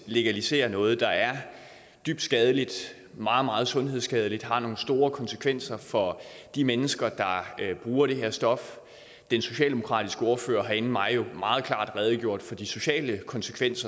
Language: Danish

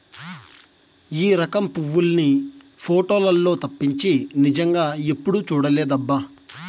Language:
Telugu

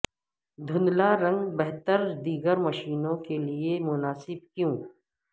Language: Urdu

